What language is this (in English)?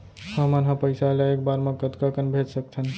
Chhattisgarhi